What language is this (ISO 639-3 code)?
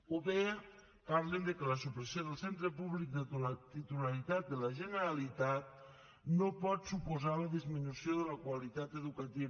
cat